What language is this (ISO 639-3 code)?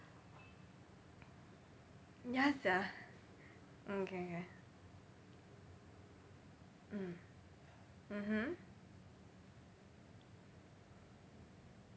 eng